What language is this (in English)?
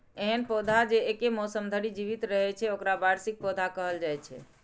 Maithili